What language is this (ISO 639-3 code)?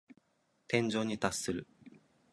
jpn